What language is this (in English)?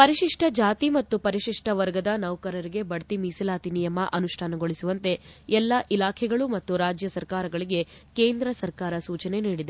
Kannada